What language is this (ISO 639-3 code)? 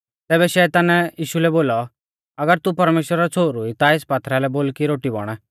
bfz